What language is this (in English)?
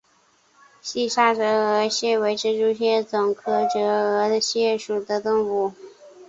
Chinese